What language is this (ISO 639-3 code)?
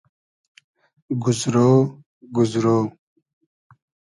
haz